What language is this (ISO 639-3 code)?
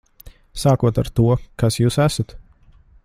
lav